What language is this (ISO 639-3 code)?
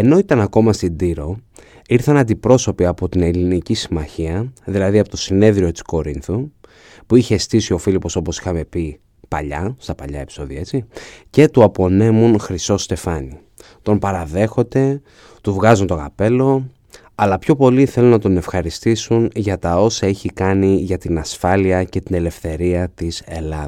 ell